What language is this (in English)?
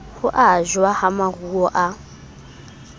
Southern Sotho